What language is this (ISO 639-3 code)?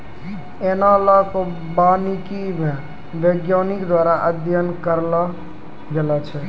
mai